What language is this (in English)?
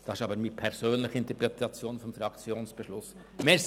Swiss German